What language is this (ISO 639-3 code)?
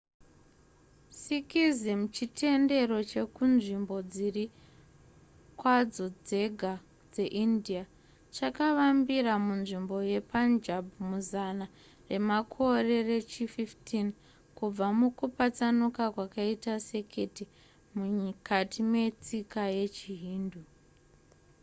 sna